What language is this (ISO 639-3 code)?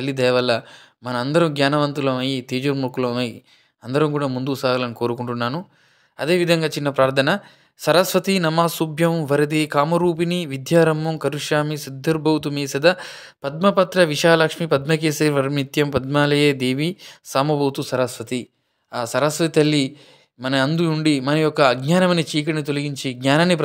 ron